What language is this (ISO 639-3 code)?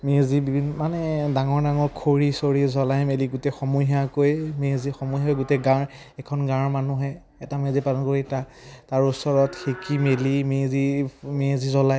asm